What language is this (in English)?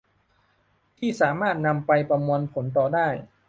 Thai